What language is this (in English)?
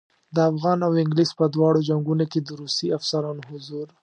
Pashto